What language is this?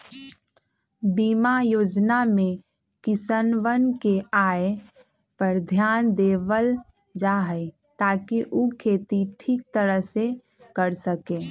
Magahi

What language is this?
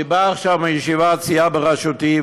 Hebrew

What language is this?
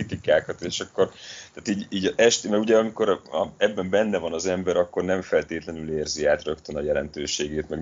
Hungarian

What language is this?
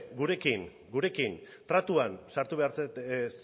Basque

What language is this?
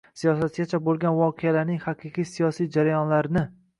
Uzbek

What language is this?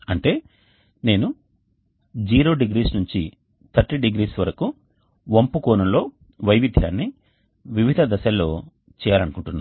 Telugu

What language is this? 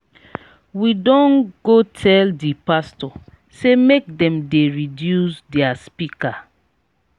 Nigerian Pidgin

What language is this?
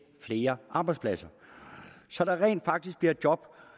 Danish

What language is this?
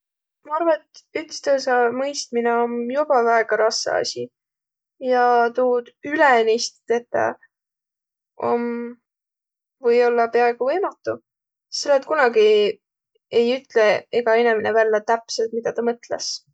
Võro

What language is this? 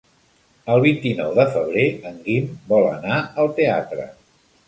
Catalan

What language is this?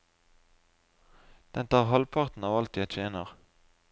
Norwegian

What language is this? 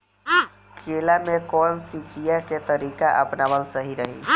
Bhojpuri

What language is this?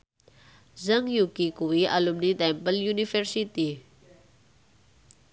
Javanese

